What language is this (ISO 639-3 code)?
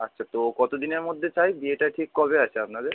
ben